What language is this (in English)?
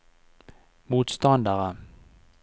Norwegian